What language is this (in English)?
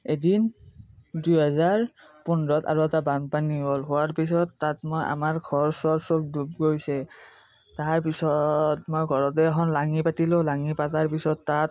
Assamese